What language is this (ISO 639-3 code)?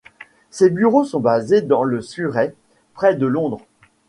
fra